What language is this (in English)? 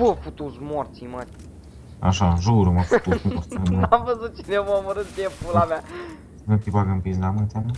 Romanian